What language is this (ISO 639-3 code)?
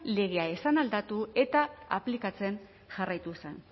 eus